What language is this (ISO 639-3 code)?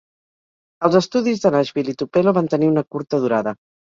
cat